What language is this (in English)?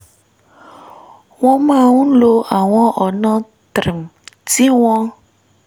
Yoruba